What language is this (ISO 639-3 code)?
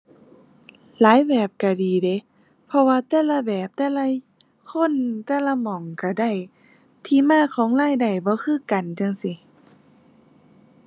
tha